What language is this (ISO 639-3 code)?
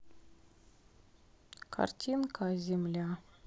rus